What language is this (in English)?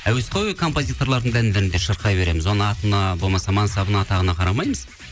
Kazakh